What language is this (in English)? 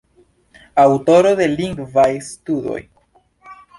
Esperanto